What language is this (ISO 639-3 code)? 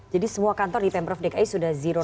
ind